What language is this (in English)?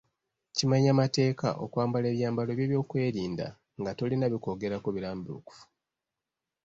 Ganda